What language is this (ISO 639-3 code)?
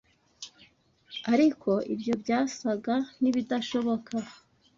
kin